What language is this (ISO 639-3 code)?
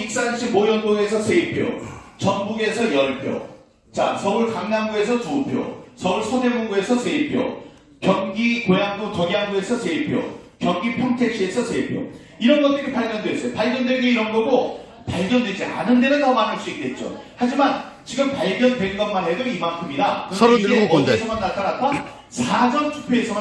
kor